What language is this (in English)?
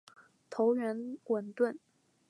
Chinese